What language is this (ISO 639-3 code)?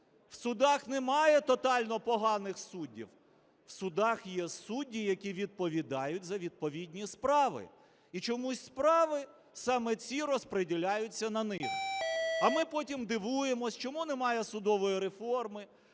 ukr